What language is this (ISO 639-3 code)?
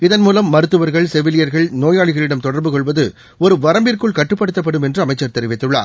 tam